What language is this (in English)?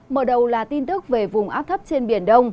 Vietnamese